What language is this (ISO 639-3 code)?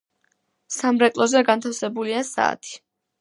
kat